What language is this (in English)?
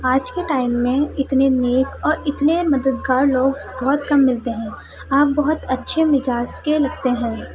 Urdu